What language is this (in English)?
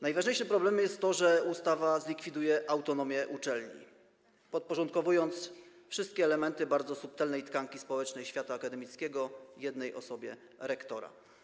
Polish